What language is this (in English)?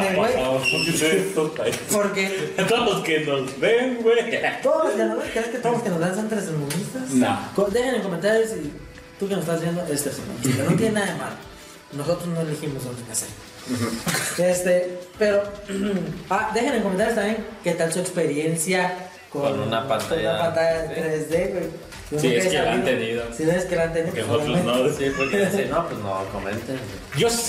Spanish